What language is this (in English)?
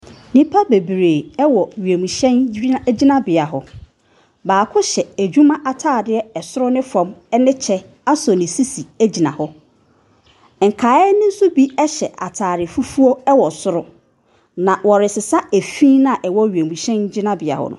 Akan